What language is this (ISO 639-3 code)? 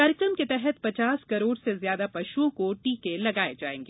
hin